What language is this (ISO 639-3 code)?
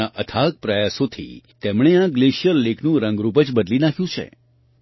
guj